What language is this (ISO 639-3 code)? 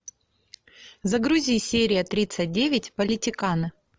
rus